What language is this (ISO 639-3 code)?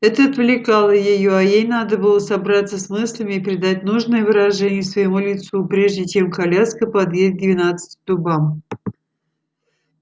rus